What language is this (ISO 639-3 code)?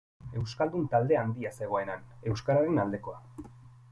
eus